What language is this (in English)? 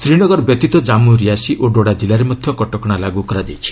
Odia